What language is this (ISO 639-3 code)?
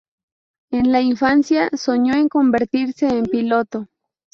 spa